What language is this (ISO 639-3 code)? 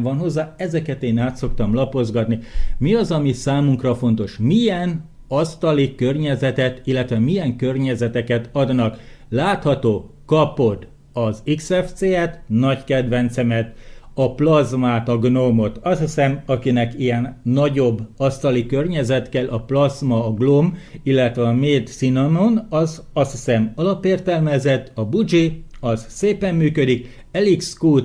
hun